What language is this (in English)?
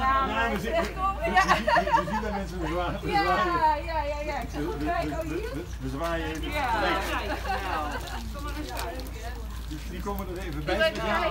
Dutch